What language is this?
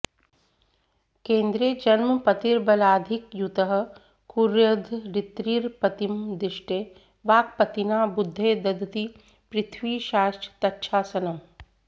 Sanskrit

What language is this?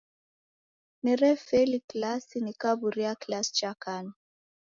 Taita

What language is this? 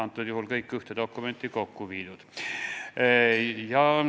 Estonian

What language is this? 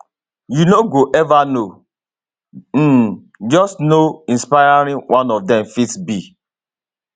Nigerian Pidgin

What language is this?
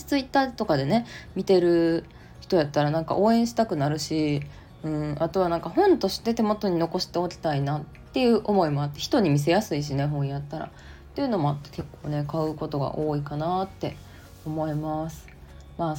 Japanese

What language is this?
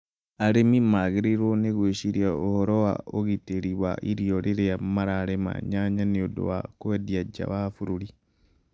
Kikuyu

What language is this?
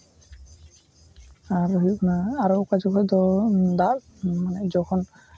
Santali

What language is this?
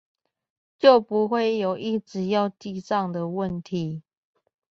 Chinese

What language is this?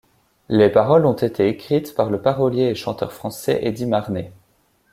French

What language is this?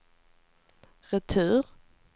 Swedish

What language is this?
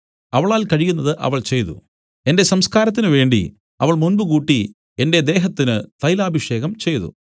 Malayalam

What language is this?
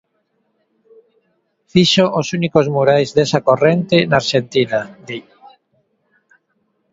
Galician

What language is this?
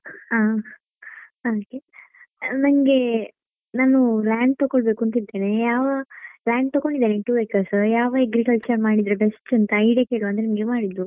Kannada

